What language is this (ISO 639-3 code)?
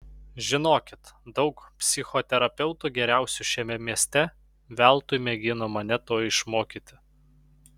lit